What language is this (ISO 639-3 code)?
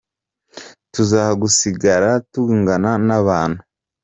kin